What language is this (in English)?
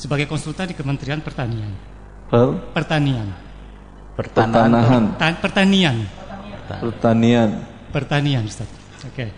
Indonesian